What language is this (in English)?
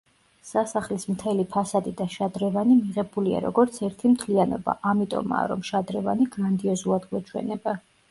Georgian